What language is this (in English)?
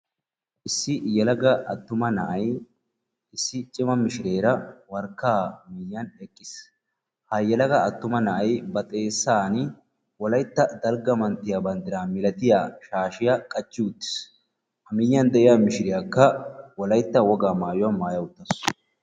Wolaytta